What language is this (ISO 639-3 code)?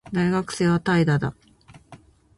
jpn